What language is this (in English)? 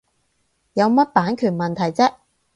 Cantonese